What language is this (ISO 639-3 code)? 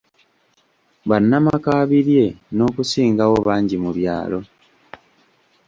lug